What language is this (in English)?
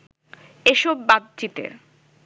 Bangla